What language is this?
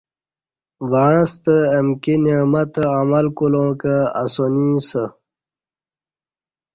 Kati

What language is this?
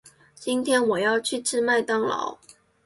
Chinese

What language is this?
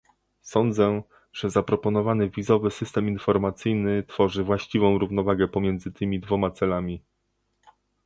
Polish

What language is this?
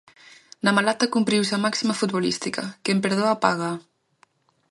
Galician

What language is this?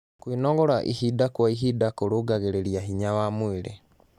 Kikuyu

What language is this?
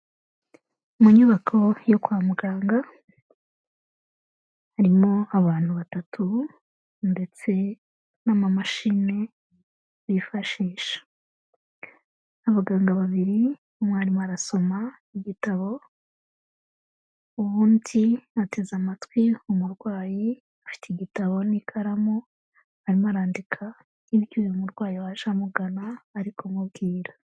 Kinyarwanda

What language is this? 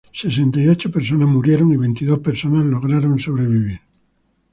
Spanish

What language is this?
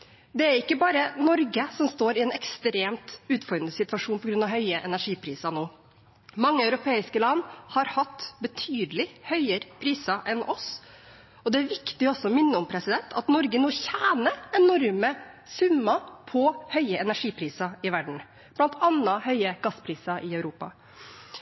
Norwegian Bokmål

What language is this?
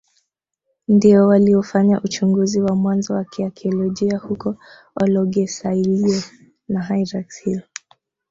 Swahili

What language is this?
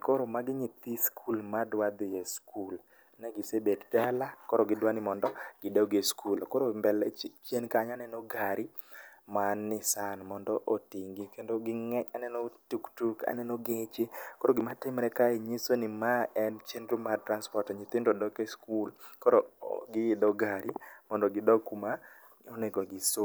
Luo (Kenya and Tanzania)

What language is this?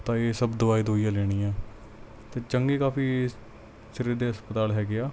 Punjabi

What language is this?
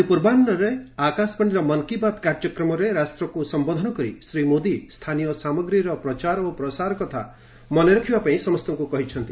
Odia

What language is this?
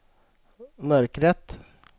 Swedish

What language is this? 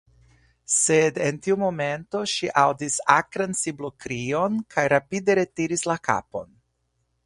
Esperanto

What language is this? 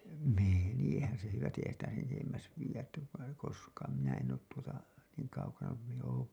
Finnish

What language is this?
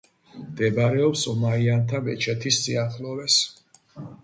Georgian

